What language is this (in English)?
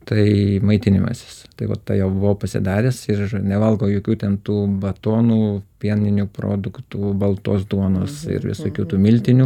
Lithuanian